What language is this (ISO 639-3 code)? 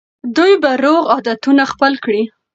pus